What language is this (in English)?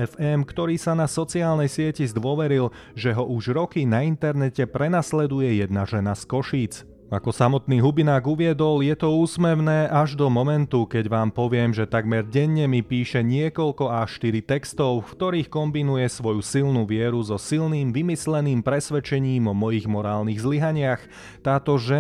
Slovak